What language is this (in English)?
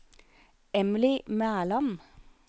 Norwegian